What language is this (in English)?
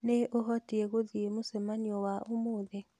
Kikuyu